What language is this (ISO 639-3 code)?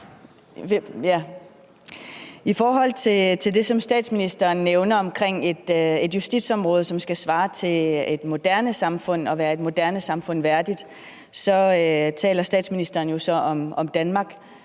dan